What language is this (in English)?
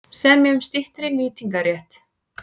Icelandic